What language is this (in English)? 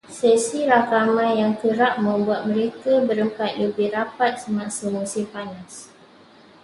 Malay